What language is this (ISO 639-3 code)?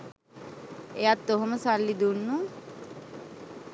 sin